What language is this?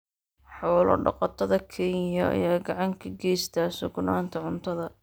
Somali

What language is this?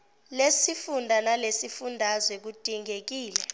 Zulu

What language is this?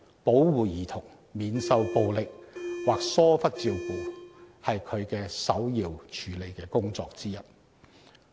Cantonese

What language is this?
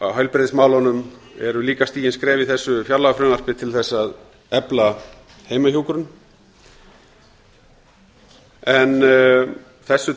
Icelandic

